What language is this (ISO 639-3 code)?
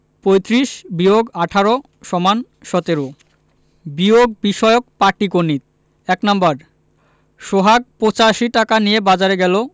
ben